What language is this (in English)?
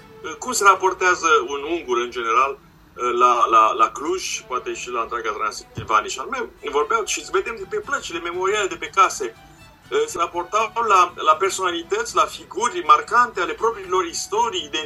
Romanian